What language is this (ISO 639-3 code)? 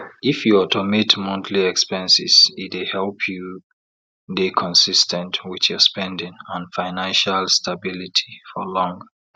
pcm